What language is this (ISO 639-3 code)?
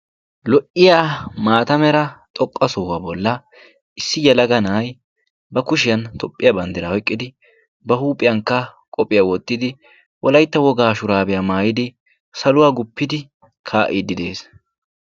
wal